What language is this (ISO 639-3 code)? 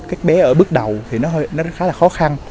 vie